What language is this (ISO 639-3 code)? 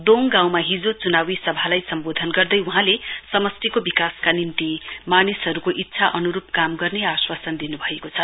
nep